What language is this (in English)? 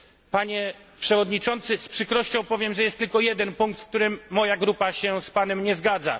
Polish